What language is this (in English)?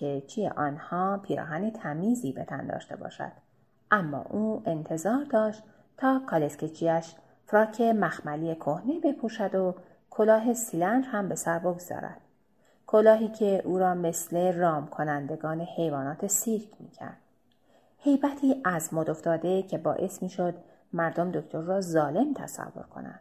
Persian